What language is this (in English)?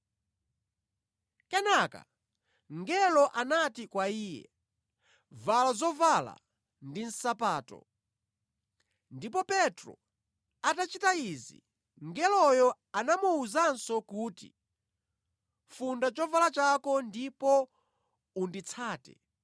Nyanja